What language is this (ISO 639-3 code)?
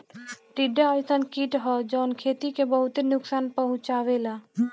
bho